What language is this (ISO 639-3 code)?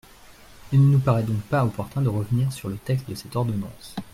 fra